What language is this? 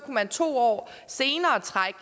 Danish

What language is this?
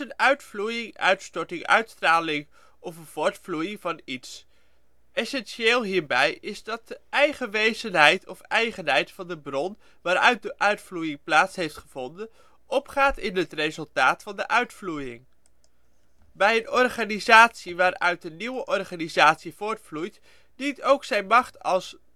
Dutch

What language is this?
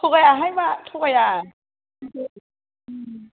Bodo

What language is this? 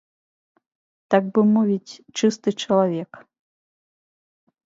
Belarusian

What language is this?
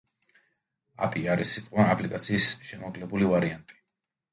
Georgian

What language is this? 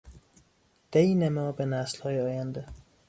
Persian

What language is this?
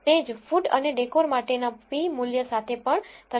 Gujarati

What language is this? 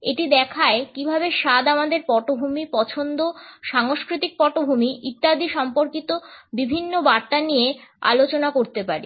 Bangla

